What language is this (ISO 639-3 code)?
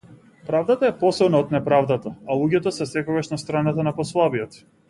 mkd